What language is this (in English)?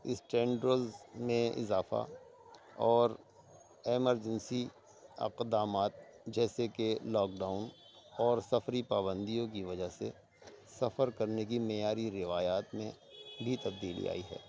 Urdu